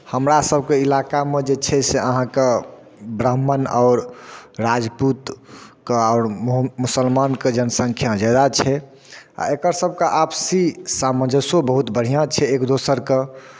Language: Maithili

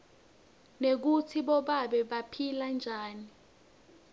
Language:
Swati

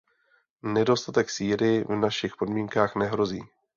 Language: Czech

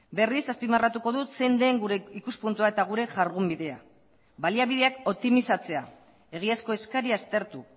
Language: Basque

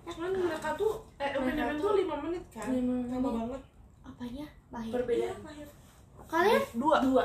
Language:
Indonesian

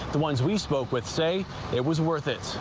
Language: English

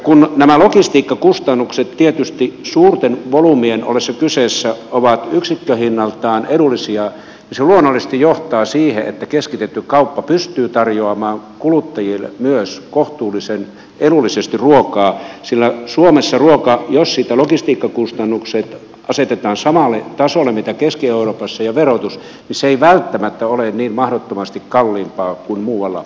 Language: Finnish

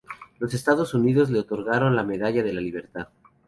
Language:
Spanish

